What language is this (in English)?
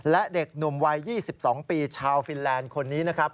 Thai